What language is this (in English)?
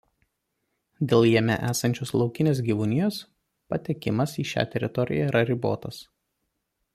Lithuanian